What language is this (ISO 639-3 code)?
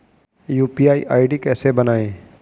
hin